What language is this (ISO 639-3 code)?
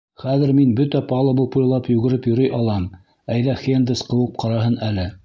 bak